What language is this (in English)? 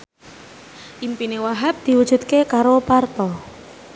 Javanese